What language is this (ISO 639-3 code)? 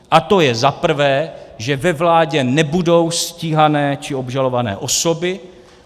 ces